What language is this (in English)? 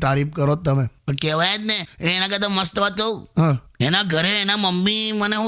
Hindi